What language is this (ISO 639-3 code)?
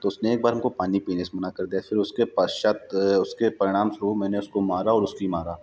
hin